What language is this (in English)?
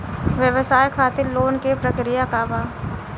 Bhojpuri